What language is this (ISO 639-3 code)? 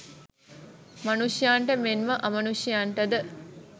sin